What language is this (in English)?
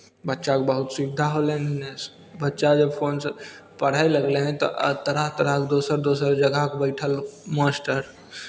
Maithili